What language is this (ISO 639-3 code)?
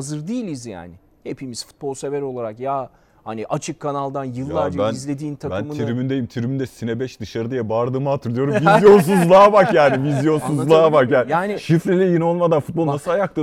tur